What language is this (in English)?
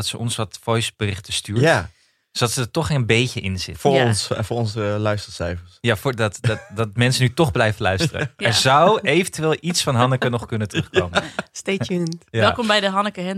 Dutch